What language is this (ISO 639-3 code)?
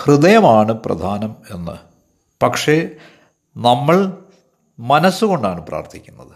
mal